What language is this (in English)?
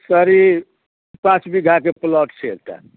Maithili